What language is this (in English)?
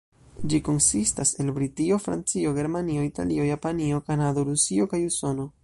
Esperanto